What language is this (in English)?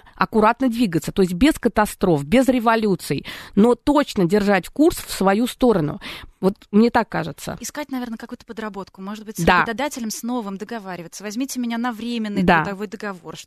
Russian